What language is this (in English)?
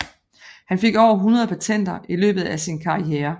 Danish